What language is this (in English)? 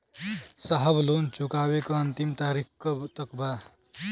Bhojpuri